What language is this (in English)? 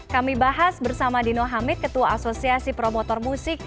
Indonesian